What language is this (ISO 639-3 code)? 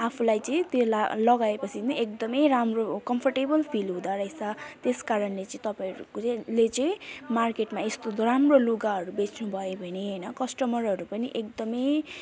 nep